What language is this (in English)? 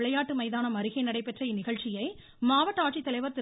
Tamil